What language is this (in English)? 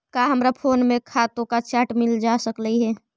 Magahi